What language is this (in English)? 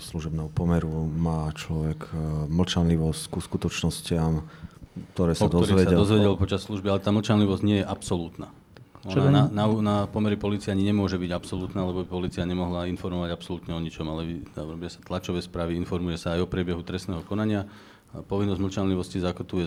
Slovak